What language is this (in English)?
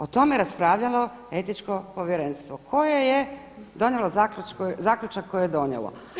Croatian